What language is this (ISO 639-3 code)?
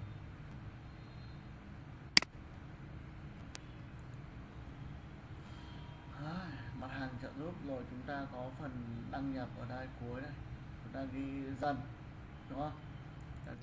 vie